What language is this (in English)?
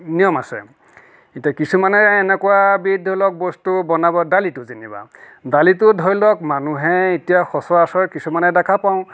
Assamese